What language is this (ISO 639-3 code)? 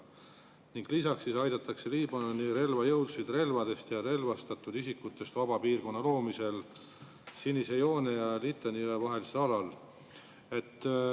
est